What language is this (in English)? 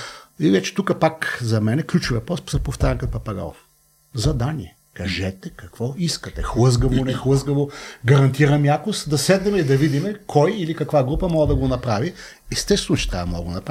Bulgarian